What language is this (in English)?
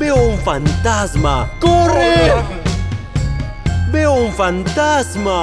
Spanish